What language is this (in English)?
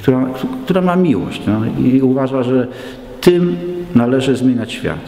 Polish